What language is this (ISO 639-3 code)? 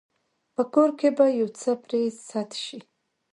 pus